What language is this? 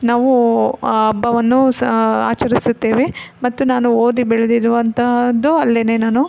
Kannada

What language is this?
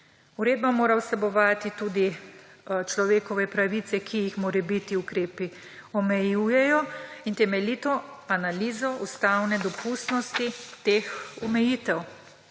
Slovenian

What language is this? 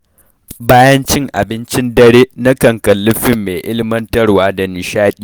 Hausa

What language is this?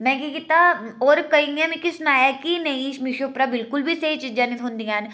Dogri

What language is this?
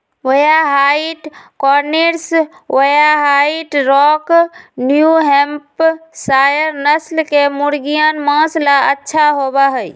Magahi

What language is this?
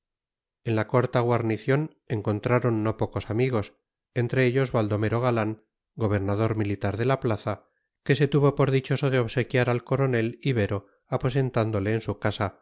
Spanish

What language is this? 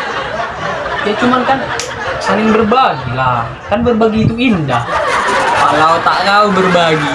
Indonesian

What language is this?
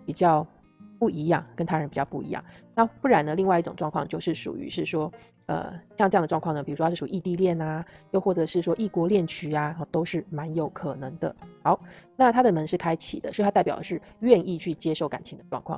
Chinese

